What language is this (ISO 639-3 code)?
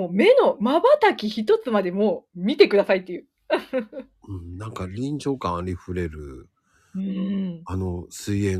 jpn